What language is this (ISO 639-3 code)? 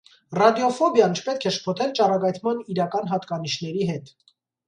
hye